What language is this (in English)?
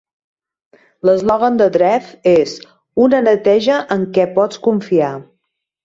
Catalan